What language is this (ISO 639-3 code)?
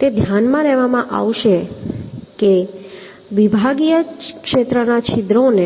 guj